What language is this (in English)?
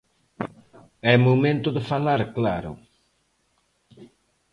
Galician